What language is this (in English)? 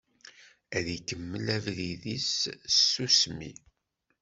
Kabyle